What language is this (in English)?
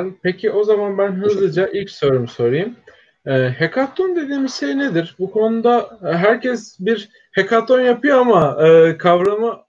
Turkish